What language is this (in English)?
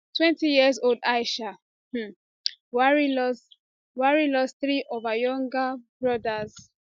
Nigerian Pidgin